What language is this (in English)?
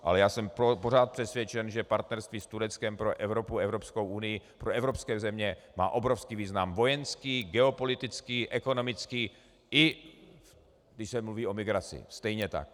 Czech